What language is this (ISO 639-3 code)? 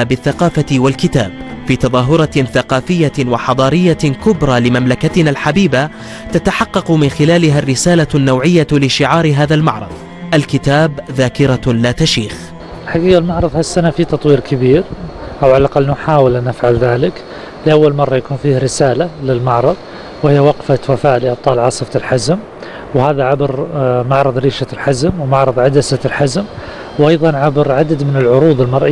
ara